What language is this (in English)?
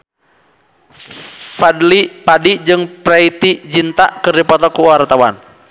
Sundanese